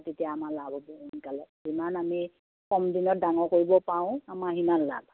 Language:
Assamese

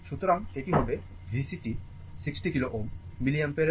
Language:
Bangla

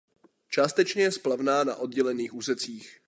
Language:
Czech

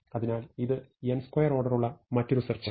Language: Malayalam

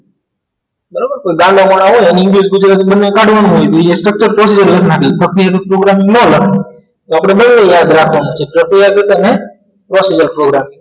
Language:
Gujarati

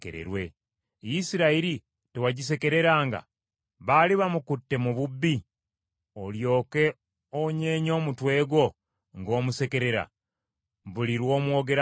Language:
Ganda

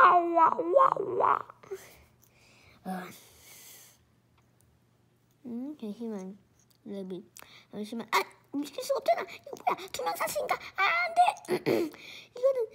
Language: Korean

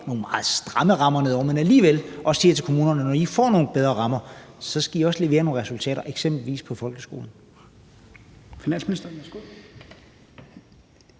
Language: Danish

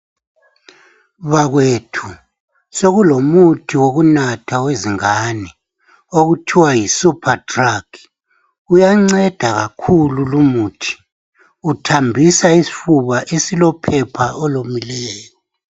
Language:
North Ndebele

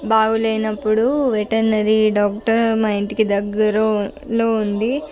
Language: Telugu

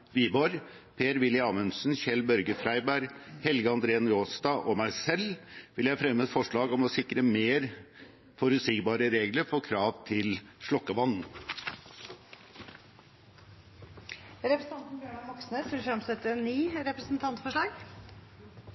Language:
Norwegian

